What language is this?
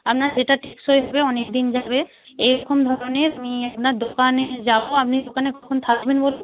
Bangla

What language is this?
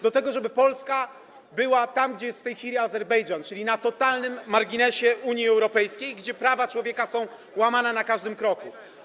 Polish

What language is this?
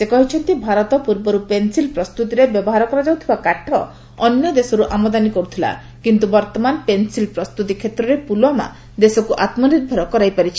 Odia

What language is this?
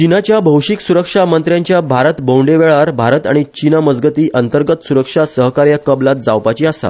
Konkani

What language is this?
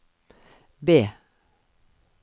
Norwegian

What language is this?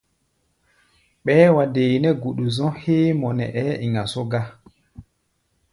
Gbaya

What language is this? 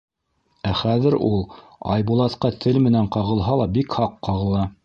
Bashkir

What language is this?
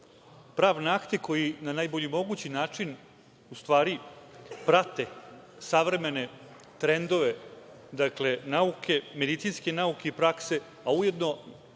Serbian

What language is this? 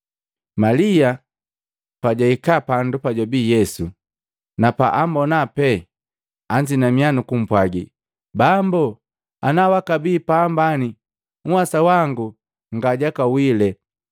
Matengo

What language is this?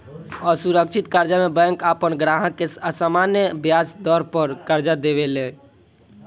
Bhojpuri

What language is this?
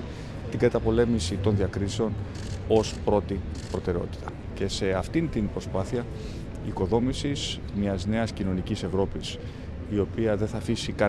Greek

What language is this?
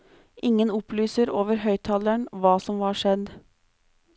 Norwegian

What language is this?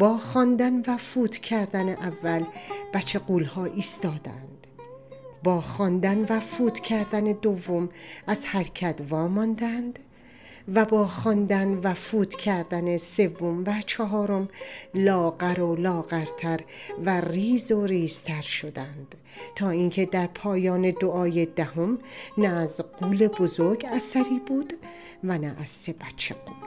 Persian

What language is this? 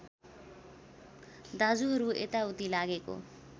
Nepali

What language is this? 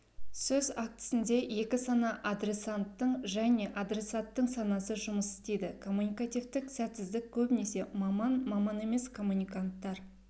Kazakh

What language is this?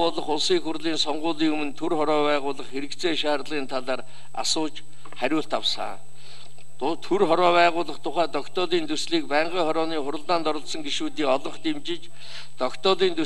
Turkish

